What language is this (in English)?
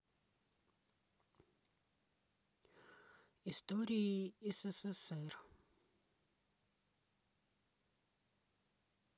Russian